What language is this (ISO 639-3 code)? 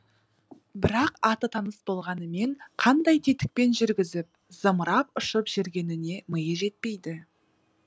kaz